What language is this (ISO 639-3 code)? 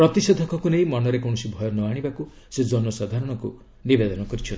ori